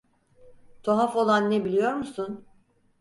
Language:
Turkish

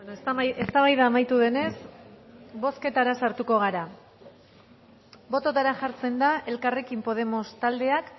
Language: Basque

